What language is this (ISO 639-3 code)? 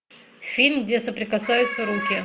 rus